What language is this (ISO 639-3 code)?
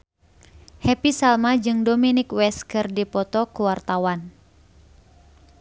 sun